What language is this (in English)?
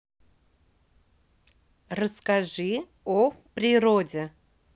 Russian